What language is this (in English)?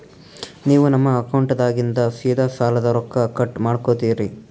Kannada